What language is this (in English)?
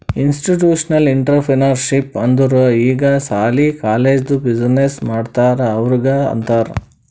Kannada